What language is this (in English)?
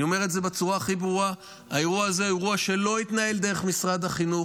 Hebrew